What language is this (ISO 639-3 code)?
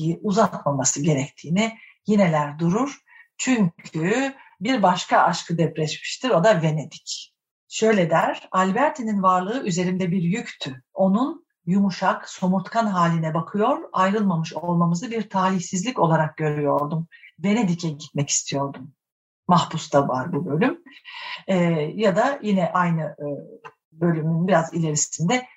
tur